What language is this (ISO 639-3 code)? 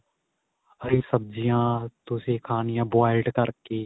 pan